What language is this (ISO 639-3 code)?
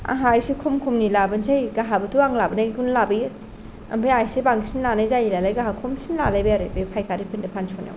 brx